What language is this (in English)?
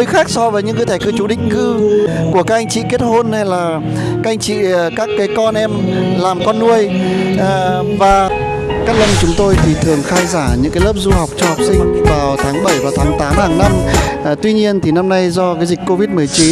Vietnamese